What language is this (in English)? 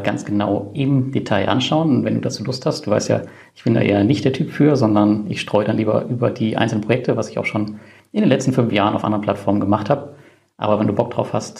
German